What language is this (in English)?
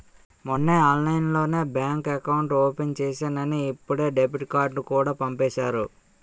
Telugu